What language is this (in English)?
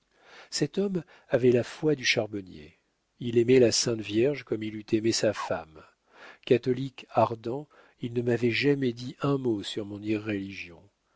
French